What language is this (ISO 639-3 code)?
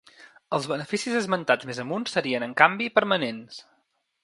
cat